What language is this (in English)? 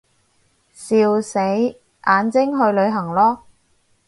Cantonese